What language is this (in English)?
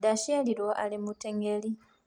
Kikuyu